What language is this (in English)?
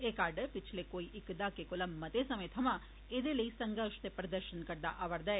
Dogri